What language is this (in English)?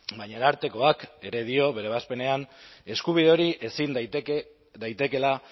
Basque